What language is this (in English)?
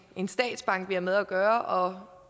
Danish